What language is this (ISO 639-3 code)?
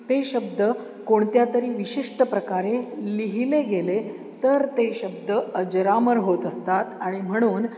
mar